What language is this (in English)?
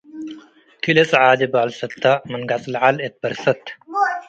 Tigre